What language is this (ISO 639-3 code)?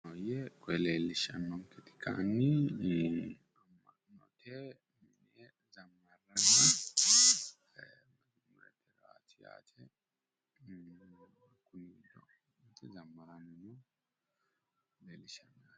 sid